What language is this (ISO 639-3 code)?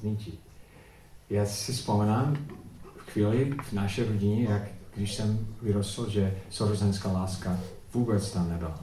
ces